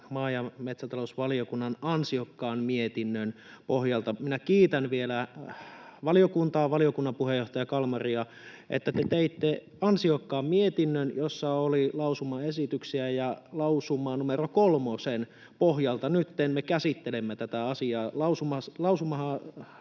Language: Finnish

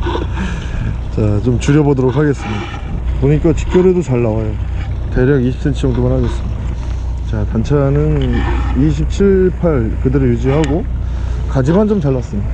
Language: Korean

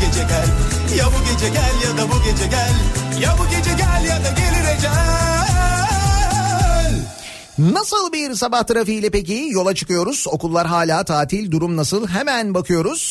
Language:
Turkish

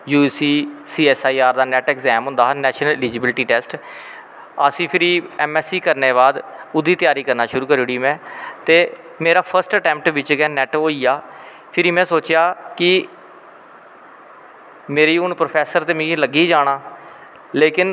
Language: Dogri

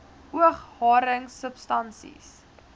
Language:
Afrikaans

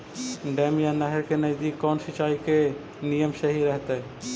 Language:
Magahi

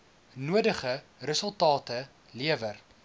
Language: Afrikaans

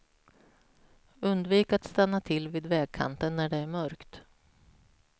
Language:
Swedish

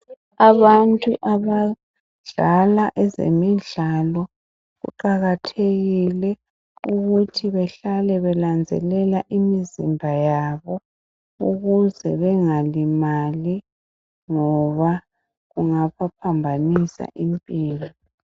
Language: North Ndebele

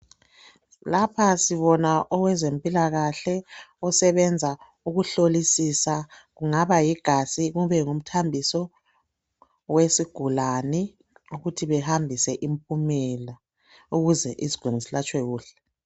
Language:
North Ndebele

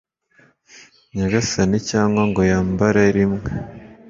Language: Kinyarwanda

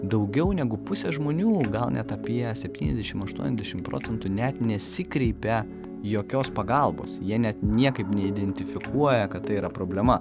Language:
Lithuanian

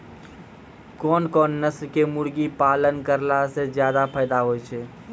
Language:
Maithili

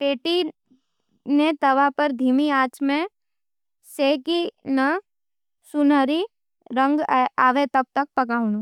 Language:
Nimadi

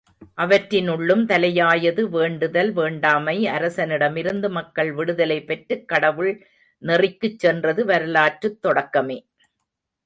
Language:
Tamil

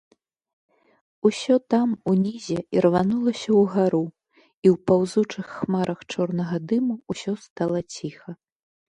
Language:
Belarusian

